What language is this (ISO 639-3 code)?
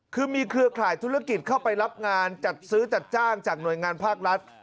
tha